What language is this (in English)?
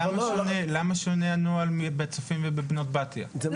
Hebrew